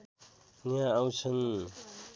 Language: Nepali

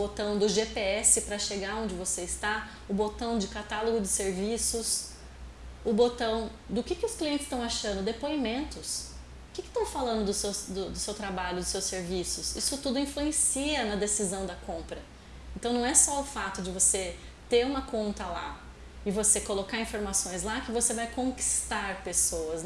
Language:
Portuguese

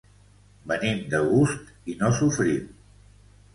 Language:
Catalan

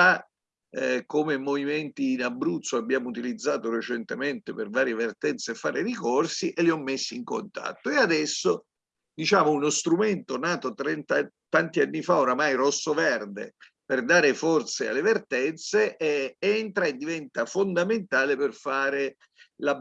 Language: Italian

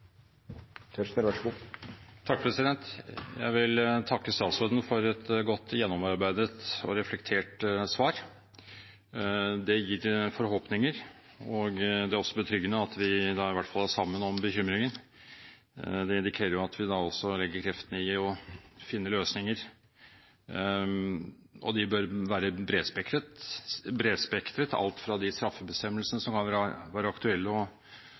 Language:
Norwegian Bokmål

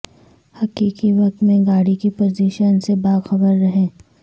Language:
Urdu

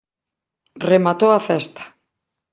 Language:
Galician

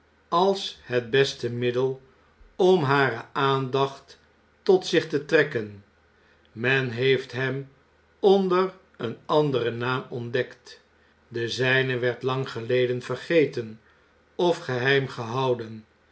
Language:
Dutch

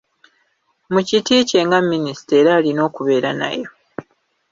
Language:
Ganda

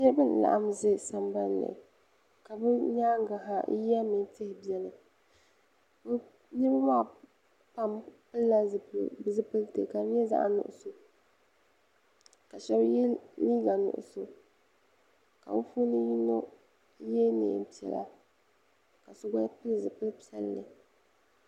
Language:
Dagbani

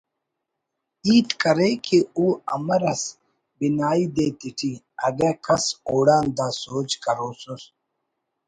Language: Brahui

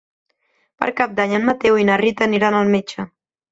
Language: Catalan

